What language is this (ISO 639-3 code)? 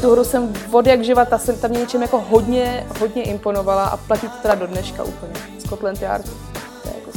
ces